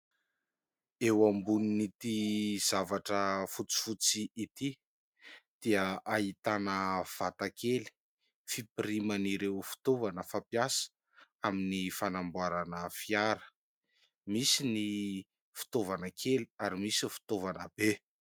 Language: Malagasy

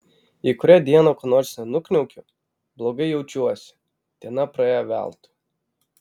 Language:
Lithuanian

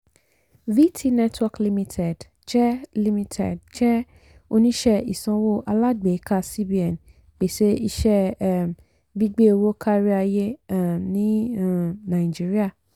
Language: Yoruba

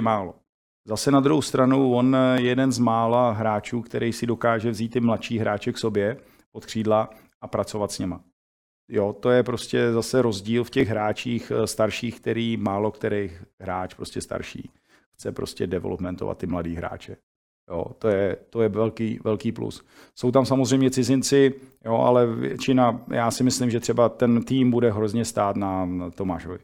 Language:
Czech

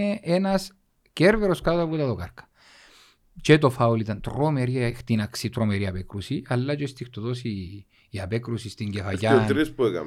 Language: Greek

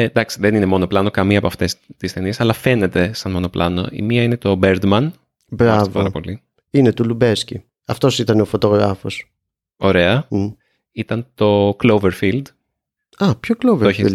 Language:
Greek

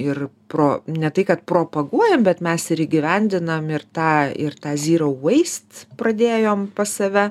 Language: Lithuanian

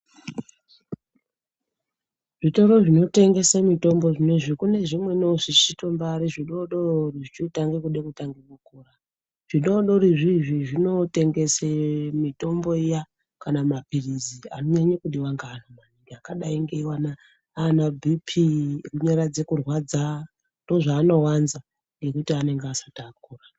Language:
Ndau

